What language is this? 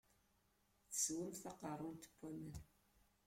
Kabyle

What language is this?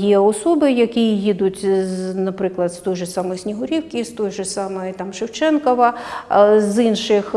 Ukrainian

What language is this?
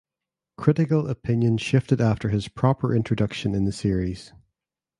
English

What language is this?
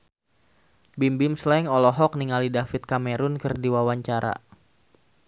Sundanese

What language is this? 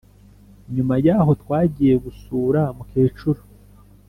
Kinyarwanda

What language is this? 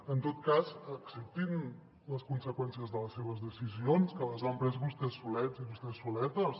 Catalan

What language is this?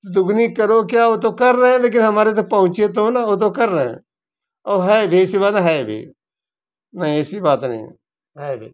Hindi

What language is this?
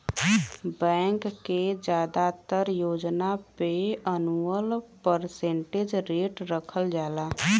Bhojpuri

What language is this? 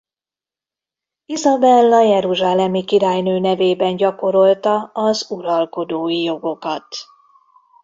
Hungarian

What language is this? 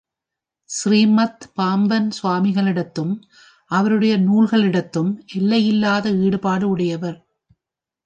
Tamil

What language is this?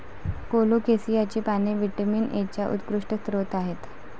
Marathi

